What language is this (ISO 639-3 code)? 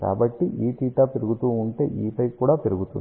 tel